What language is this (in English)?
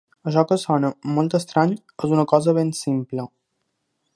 Catalan